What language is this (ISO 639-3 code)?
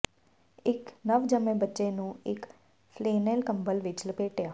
pan